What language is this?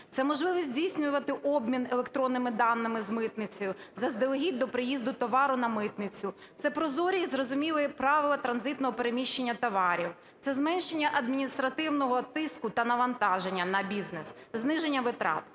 Ukrainian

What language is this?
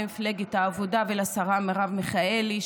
Hebrew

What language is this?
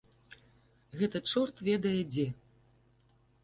Belarusian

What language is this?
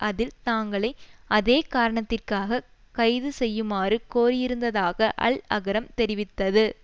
Tamil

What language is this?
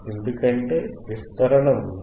Telugu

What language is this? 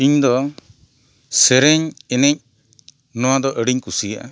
Santali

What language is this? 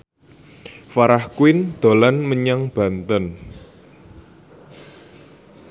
Javanese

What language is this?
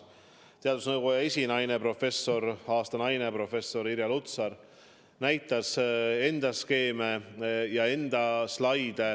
Estonian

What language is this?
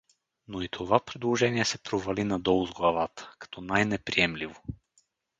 Bulgarian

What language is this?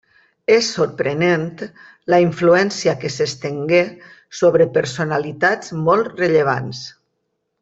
Catalan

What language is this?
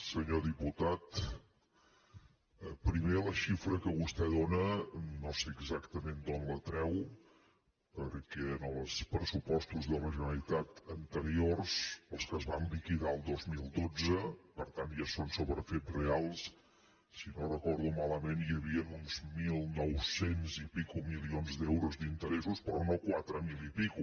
Catalan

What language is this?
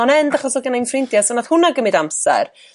Welsh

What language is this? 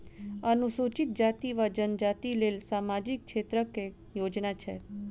Maithili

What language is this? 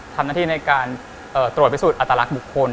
Thai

